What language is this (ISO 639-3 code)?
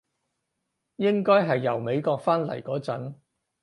yue